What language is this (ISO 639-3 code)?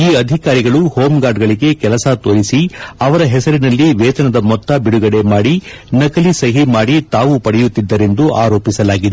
kan